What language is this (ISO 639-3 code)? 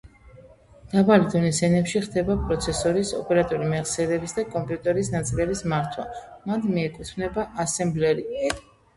kat